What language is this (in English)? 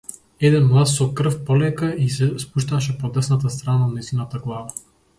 Macedonian